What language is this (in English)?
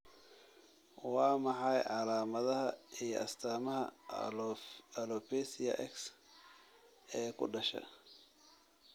Somali